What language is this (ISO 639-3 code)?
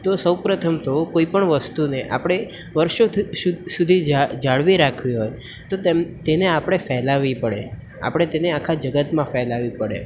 guj